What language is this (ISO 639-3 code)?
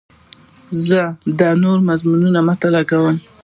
pus